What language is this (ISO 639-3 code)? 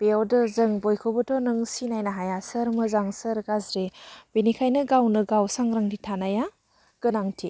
brx